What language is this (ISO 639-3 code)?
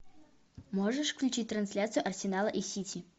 rus